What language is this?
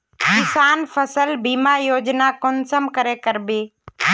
Magahi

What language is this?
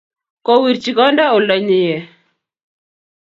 Kalenjin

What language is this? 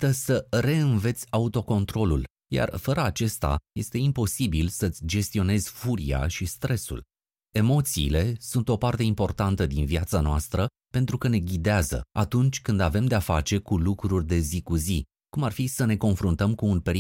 Romanian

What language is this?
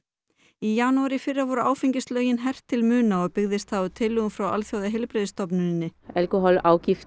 Icelandic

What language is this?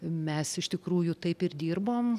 Lithuanian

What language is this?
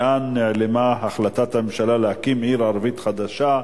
Hebrew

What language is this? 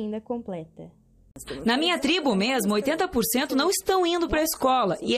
Portuguese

